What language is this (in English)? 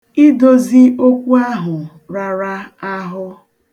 Igbo